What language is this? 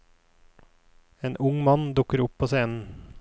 Norwegian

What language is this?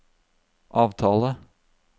Norwegian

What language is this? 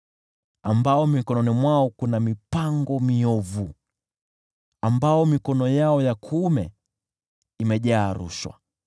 Swahili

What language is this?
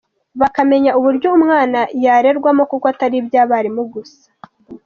Kinyarwanda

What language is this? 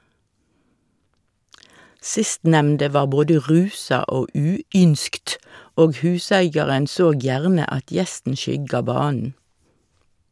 Norwegian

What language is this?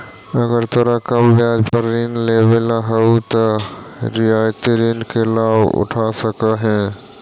Magahi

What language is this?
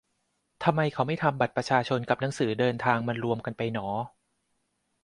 Thai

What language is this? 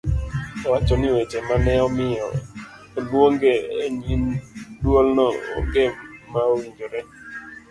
Luo (Kenya and Tanzania)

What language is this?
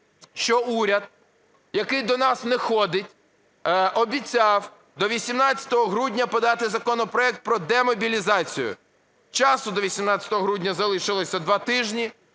Ukrainian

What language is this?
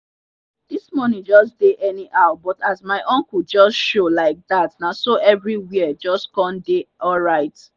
Nigerian Pidgin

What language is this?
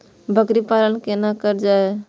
Maithili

